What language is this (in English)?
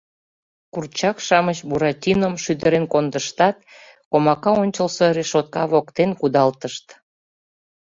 Mari